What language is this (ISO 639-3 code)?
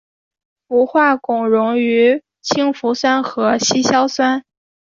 zho